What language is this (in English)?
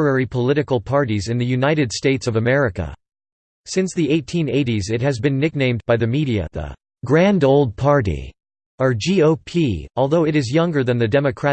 English